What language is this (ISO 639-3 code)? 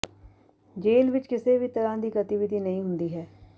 pan